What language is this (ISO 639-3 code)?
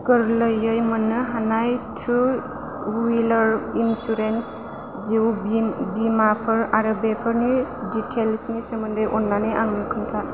brx